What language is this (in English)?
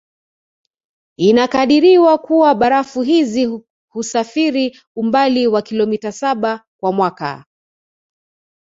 Swahili